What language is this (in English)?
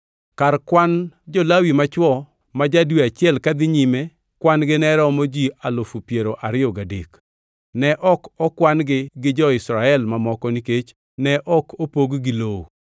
Luo (Kenya and Tanzania)